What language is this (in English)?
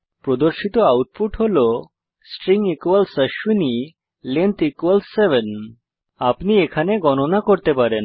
Bangla